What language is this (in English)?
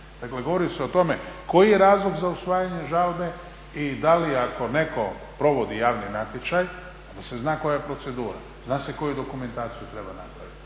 Croatian